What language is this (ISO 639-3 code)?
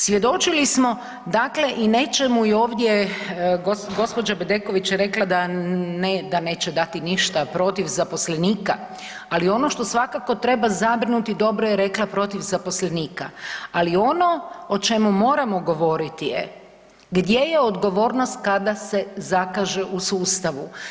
hrv